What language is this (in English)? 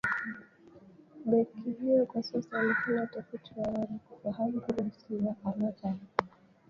Swahili